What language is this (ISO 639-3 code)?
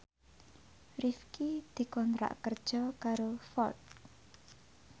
jav